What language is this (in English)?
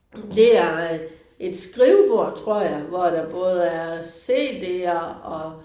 Danish